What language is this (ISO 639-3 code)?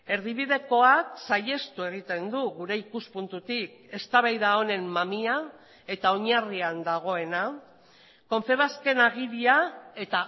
eus